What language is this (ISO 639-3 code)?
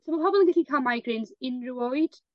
cym